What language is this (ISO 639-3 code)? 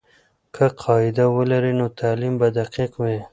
pus